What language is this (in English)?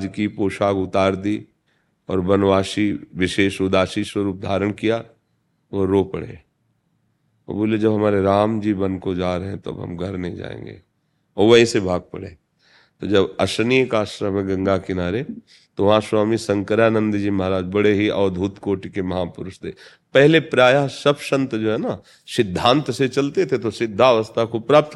Hindi